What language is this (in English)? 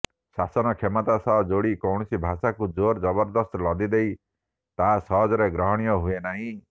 Odia